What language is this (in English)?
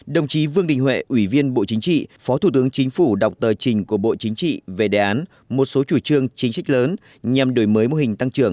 Vietnamese